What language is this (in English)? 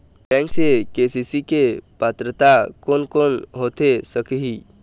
Chhattisgarhi